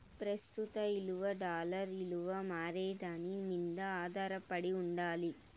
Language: Telugu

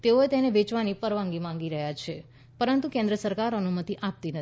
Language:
Gujarati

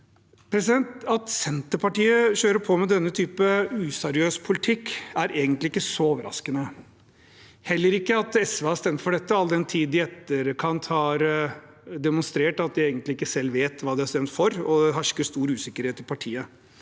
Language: Norwegian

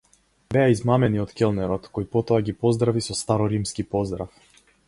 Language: Macedonian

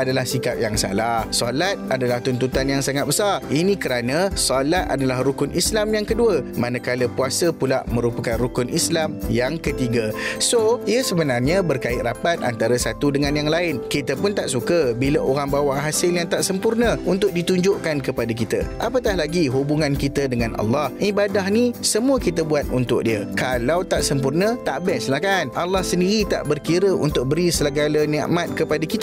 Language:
Malay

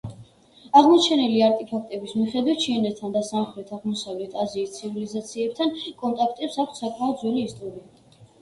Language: Georgian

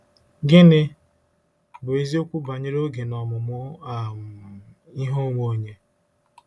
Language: Igbo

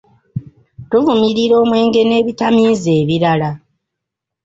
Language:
Ganda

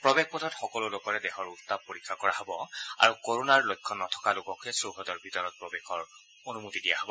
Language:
Assamese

